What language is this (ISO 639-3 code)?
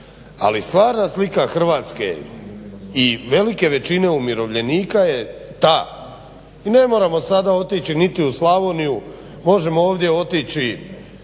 hrv